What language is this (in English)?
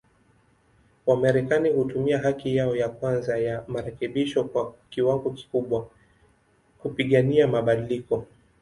Swahili